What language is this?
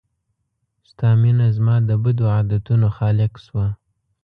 Pashto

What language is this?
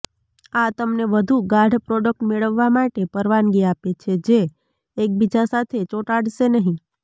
Gujarati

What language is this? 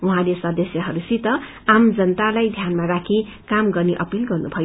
Nepali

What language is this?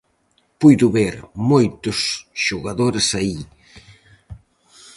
Galician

